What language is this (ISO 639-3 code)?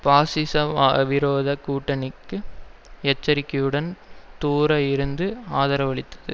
tam